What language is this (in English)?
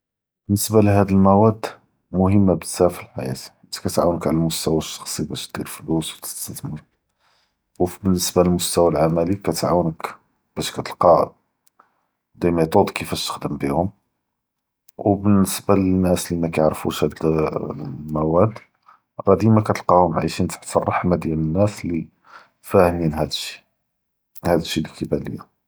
Judeo-Arabic